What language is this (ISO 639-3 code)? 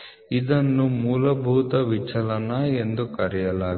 kan